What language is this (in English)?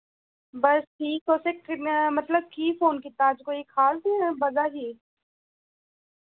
Dogri